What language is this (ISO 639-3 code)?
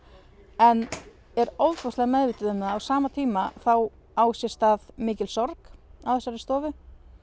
isl